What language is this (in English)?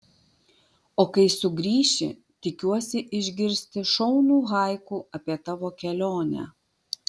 Lithuanian